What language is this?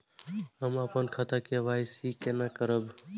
Maithili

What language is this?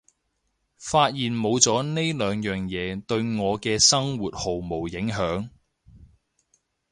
Cantonese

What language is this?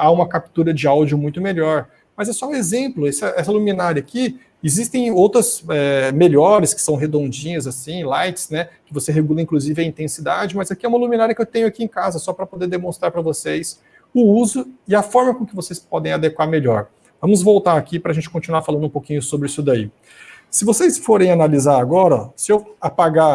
Portuguese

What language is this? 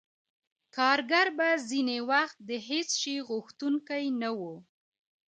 Pashto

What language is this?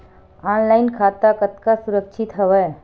Chhattisgarhi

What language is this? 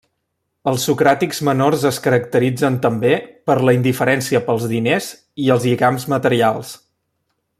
Catalan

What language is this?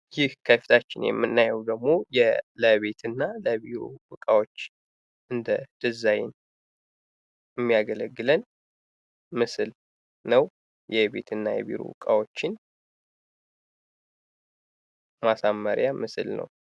Amharic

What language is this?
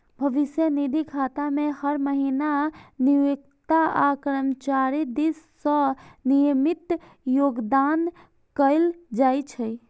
Maithili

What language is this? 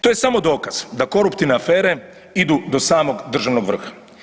Croatian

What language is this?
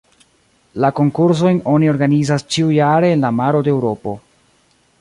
Esperanto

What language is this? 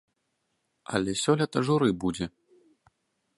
Belarusian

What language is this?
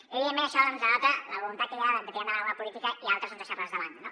Catalan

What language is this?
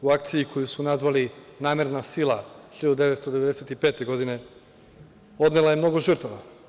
Serbian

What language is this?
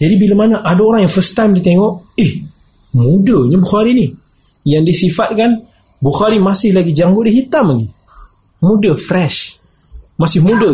Malay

